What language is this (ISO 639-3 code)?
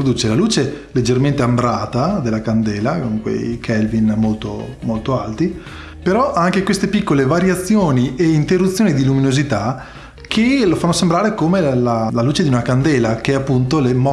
ita